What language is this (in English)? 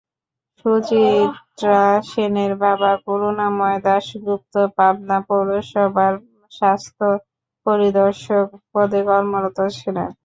Bangla